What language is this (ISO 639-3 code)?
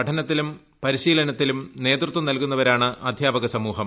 mal